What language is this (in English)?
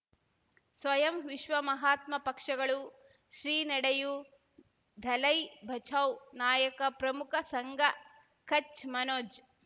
Kannada